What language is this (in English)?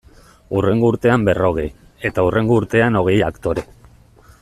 Basque